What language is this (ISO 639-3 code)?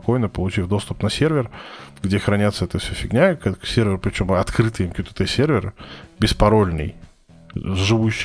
rus